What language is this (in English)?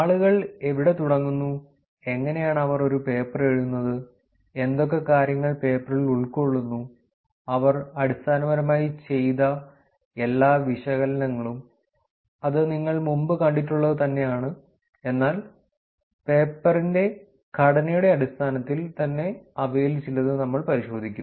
Malayalam